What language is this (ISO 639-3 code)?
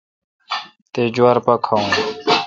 xka